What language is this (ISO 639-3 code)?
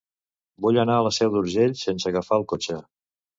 cat